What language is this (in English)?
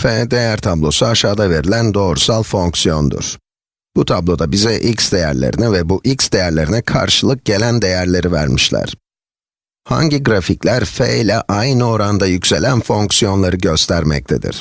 Turkish